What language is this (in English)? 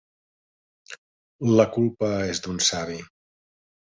Catalan